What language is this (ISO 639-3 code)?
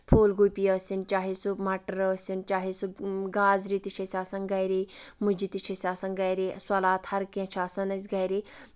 kas